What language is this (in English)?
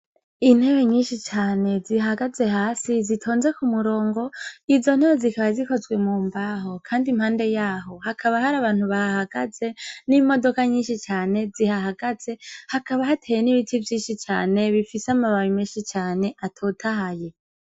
Rundi